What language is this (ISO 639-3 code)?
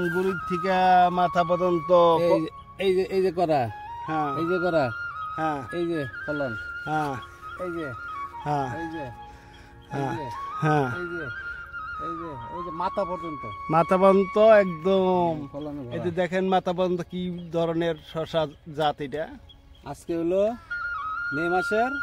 ben